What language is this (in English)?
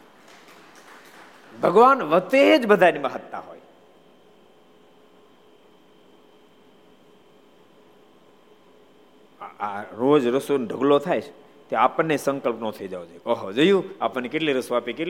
Gujarati